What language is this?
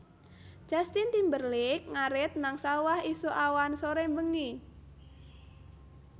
Javanese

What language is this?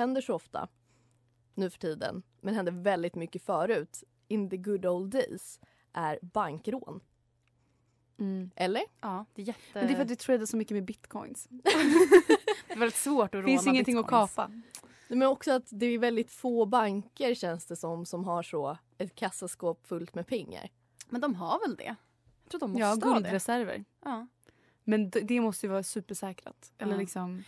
Swedish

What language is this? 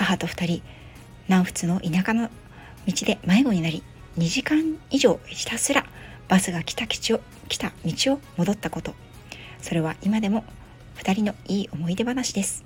Japanese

